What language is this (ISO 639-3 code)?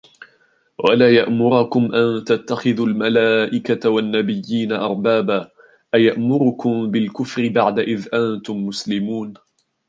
ara